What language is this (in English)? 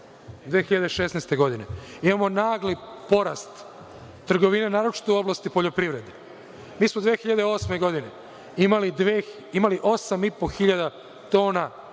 Serbian